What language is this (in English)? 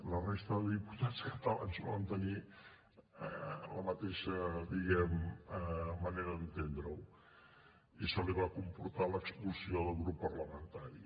Catalan